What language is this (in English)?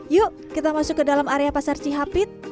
Indonesian